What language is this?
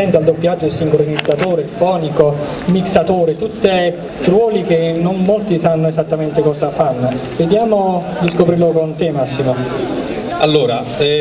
Italian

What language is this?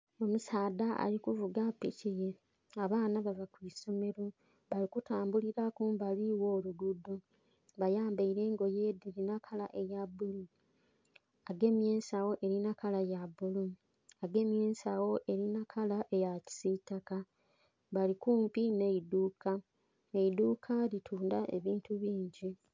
Soga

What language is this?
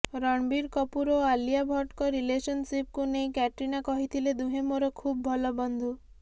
Odia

